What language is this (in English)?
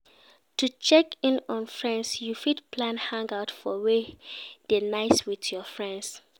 Nigerian Pidgin